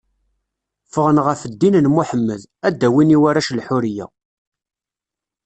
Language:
Kabyle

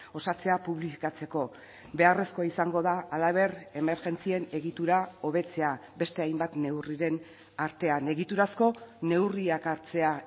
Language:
Basque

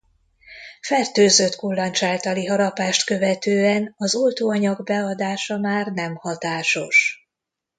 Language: Hungarian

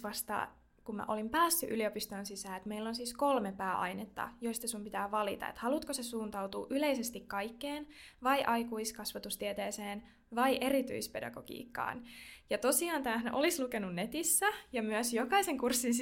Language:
Finnish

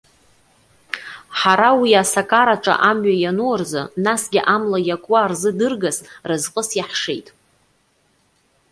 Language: Abkhazian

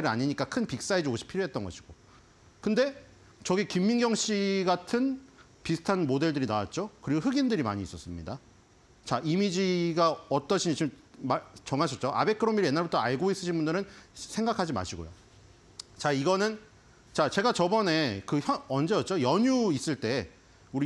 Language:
Korean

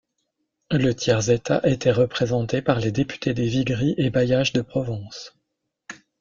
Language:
French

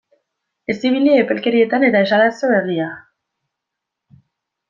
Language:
Basque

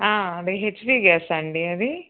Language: Telugu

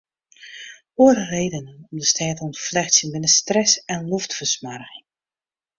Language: Western Frisian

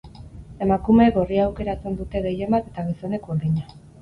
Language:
Basque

